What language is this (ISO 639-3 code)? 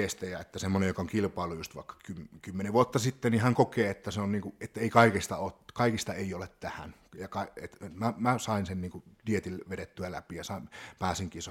fin